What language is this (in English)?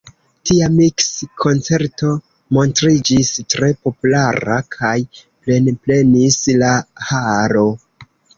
Esperanto